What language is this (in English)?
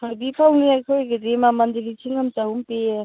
Manipuri